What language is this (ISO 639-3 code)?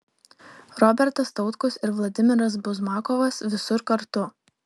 lit